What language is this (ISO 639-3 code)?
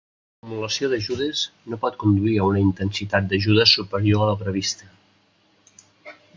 cat